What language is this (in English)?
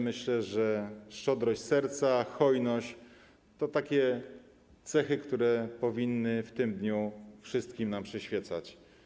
Polish